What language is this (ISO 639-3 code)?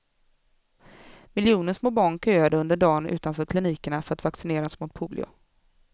swe